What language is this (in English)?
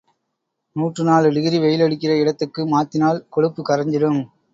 Tamil